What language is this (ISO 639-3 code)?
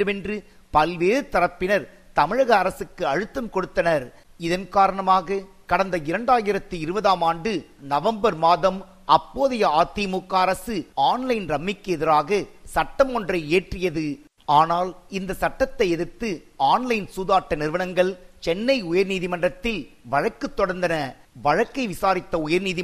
tam